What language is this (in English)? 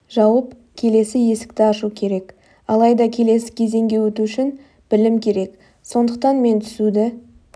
Kazakh